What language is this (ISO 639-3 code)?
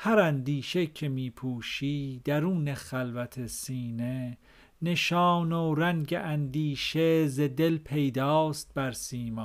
fas